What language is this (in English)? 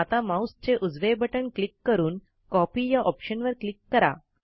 Marathi